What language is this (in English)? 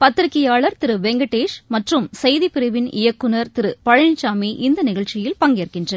Tamil